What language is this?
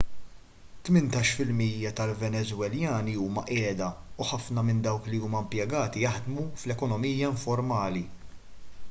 Maltese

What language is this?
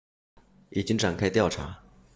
Chinese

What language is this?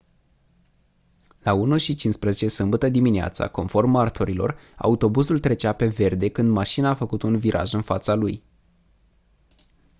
Romanian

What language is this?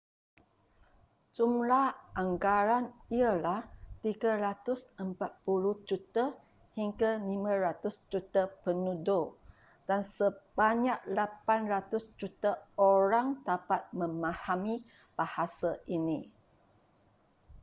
Malay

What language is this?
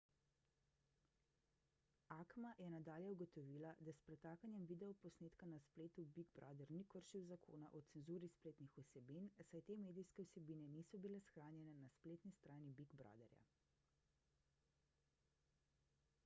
Slovenian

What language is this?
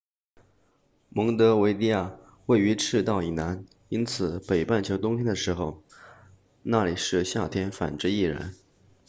Chinese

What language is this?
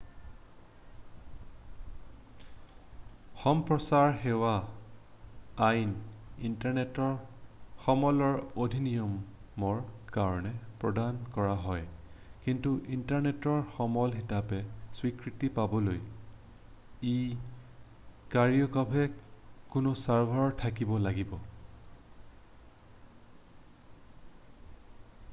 Assamese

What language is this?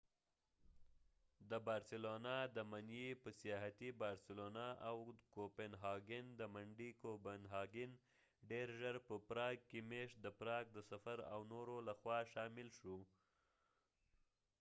Pashto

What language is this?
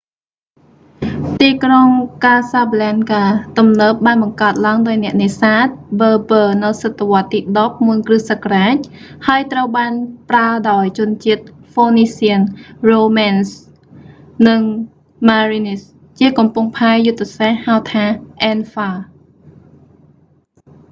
Khmer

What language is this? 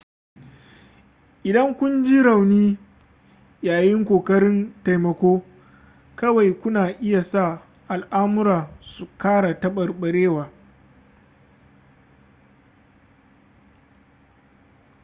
Hausa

